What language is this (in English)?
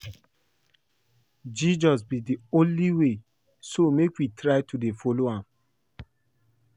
Nigerian Pidgin